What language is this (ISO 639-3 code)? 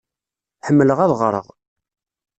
kab